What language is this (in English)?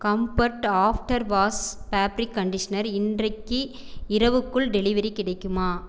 Tamil